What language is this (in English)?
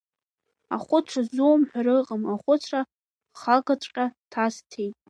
Abkhazian